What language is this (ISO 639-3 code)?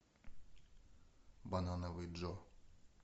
rus